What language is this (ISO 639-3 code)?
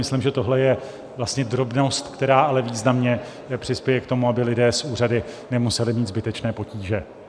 ces